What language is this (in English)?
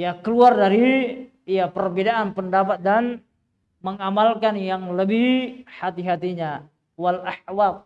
Indonesian